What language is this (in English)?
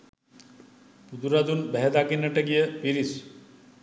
Sinhala